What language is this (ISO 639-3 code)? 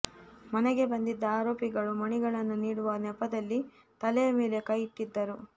kan